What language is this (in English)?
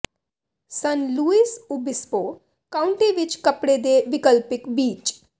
Punjabi